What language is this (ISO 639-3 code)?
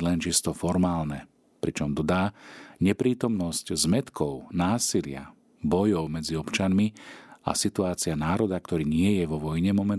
slk